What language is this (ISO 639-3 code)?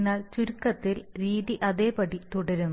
mal